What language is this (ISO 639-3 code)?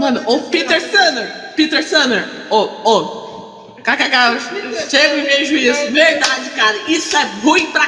por